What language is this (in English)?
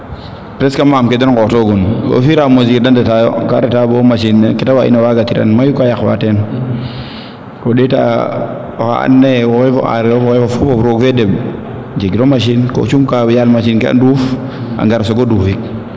Serer